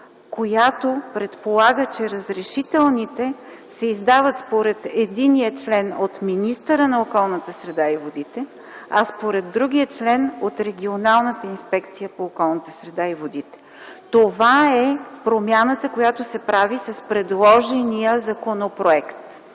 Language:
Bulgarian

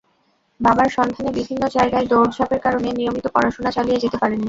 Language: Bangla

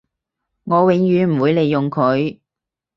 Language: Cantonese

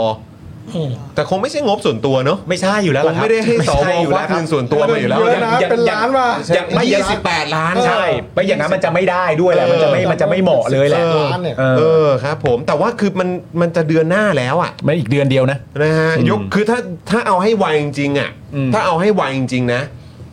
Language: Thai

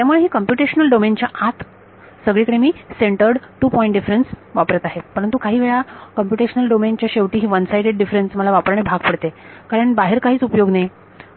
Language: Marathi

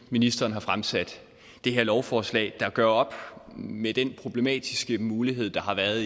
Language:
Danish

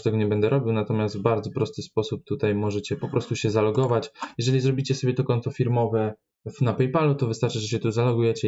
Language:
Polish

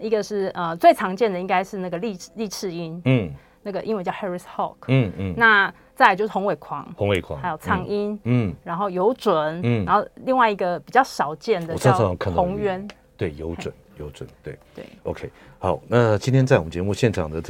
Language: Chinese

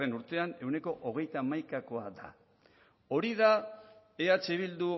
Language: Basque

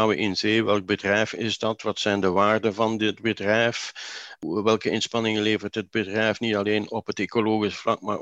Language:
Dutch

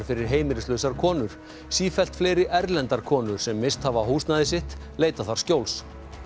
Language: Icelandic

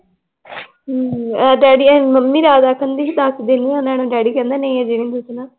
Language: Punjabi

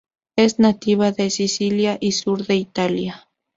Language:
Spanish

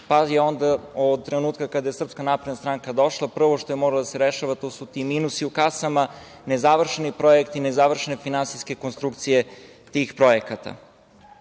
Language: Serbian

